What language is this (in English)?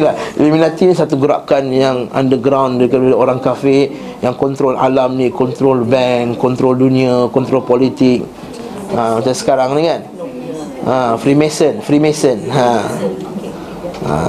Malay